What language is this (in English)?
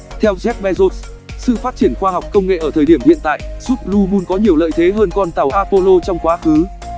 Vietnamese